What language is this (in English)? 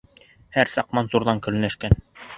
Bashkir